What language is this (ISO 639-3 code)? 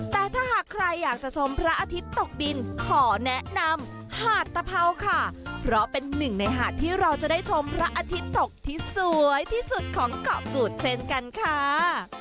tha